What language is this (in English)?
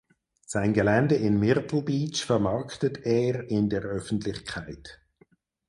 German